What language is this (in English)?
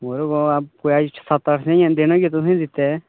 Dogri